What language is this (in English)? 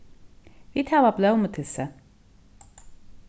Faroese